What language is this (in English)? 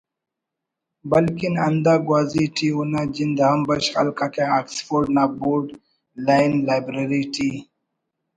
Brahui